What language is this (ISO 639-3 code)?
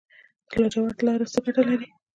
pus